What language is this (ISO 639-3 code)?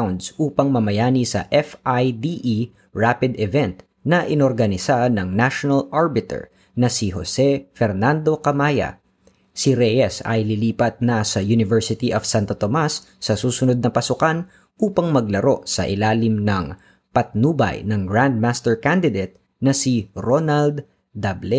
fil